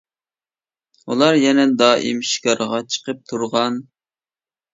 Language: Uyghur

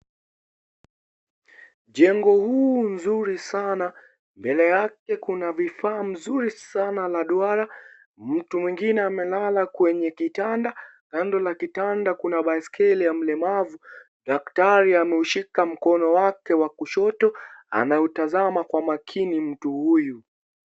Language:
Swahili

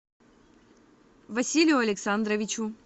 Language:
Russian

